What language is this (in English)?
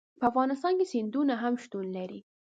Pashto